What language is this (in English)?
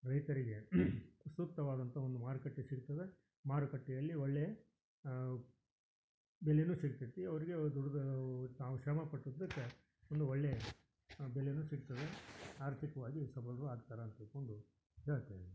Kannada